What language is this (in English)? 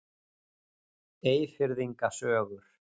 Icelandic